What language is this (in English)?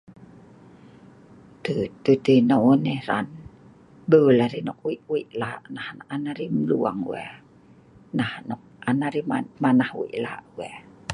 Sa'ban